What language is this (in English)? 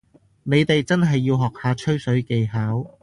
Cantonese